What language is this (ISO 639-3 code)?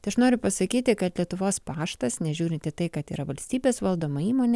lit